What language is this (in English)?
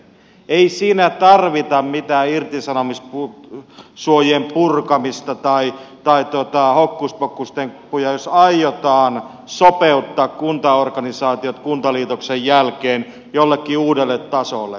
Finnish